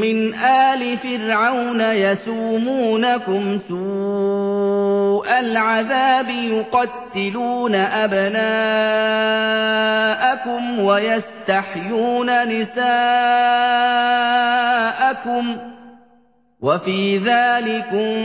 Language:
Arabic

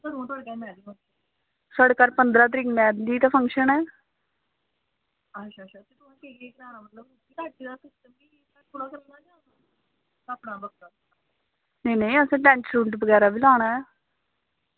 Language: Dogri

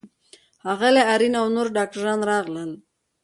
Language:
Pashto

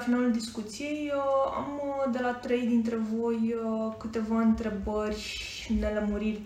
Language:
Romanian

